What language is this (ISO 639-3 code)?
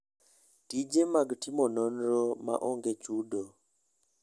luo